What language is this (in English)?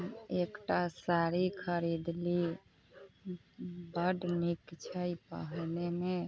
Maithili